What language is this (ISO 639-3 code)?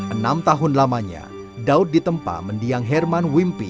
ind